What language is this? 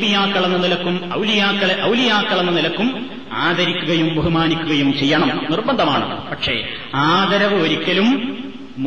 Malayalam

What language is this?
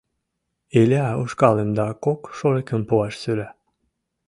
Mari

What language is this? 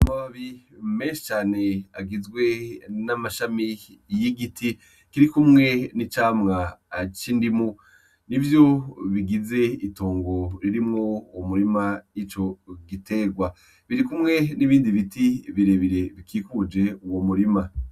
Rundi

